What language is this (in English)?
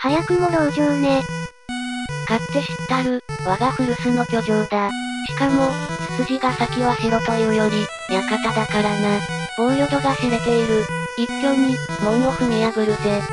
Japanese